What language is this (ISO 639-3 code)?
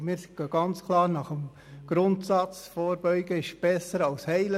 gsw